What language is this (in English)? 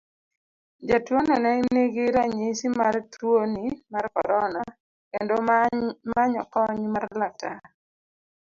Luo (Kenya and Tanzania)